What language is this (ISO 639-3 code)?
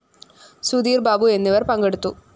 mal